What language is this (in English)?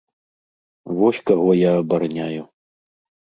Belarusian